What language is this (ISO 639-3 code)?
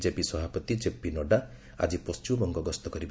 ori